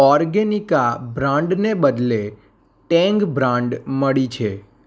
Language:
Gujarati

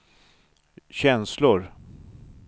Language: Swedish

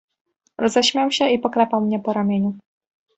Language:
Polish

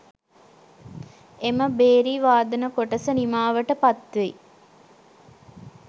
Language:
Sinhala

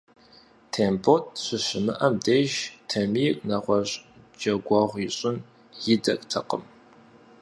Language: Kabardian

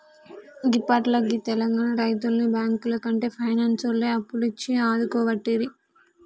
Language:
Telugu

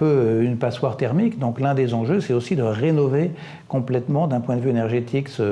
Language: French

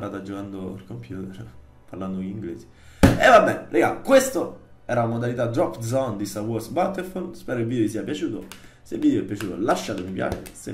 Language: Italian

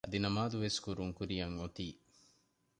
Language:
Divehi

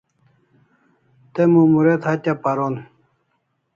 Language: Kalasha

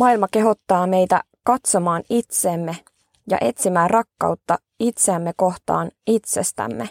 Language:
Finnish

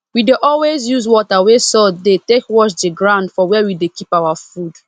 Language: Nigerian Pidgin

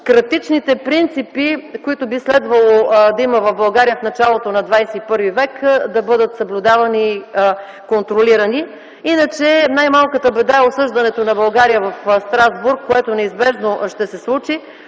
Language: Bulgarian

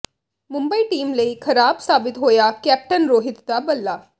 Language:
Punjabi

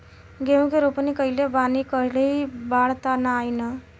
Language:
Bhojpuri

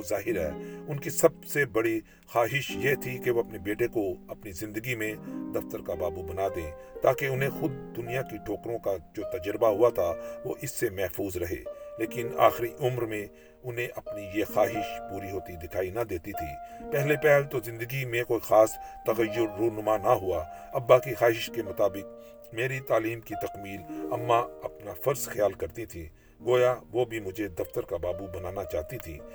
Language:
Urdu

